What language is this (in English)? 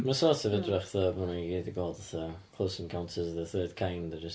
Welsh